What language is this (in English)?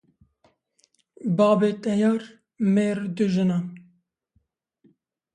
Kurdish